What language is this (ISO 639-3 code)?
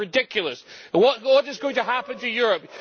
eng